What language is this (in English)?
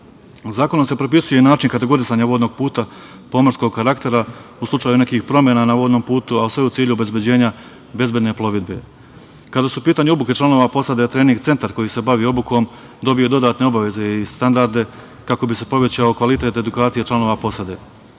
Serbian